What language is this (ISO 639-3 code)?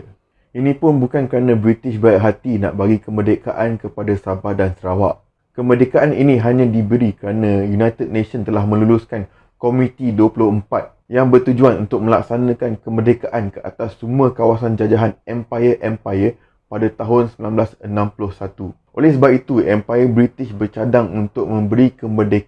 msa